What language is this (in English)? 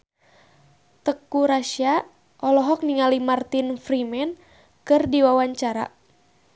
Sundanese